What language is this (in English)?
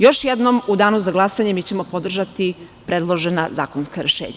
Serbian